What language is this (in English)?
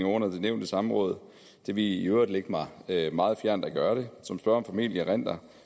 Danish